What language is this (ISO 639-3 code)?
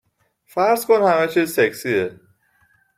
fas